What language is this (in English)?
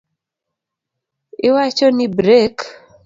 Luo (Kenya and Tanzania)